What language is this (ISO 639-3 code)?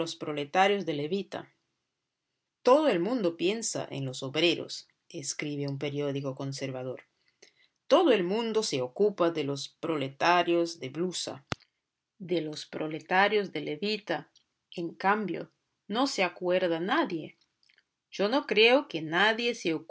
spa